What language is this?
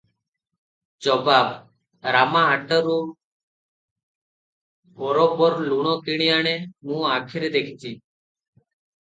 Odia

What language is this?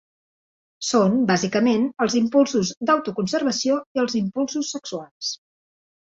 Catalan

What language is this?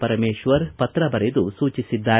Kannada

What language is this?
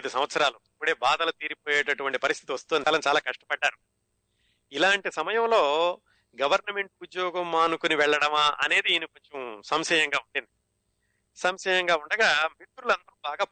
Telugu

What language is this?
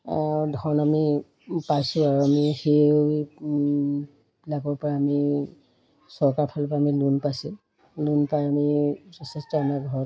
Assamese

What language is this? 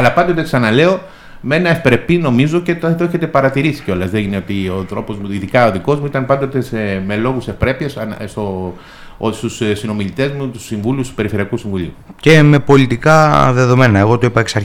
Greek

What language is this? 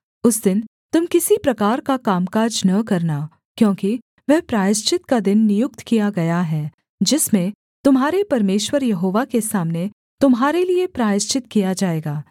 Hindi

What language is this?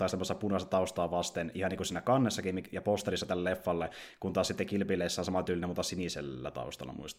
Finnish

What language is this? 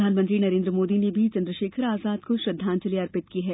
Hindi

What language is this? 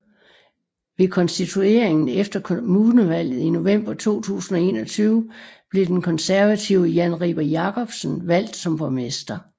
Danish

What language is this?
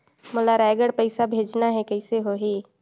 Chhattisgarhi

